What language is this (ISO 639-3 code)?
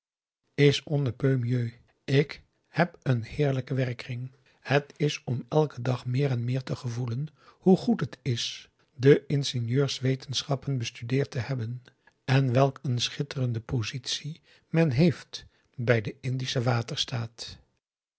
nld